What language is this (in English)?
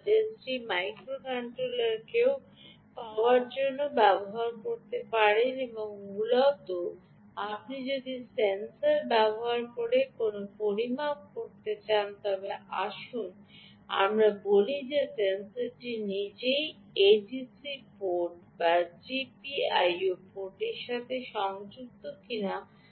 Bangla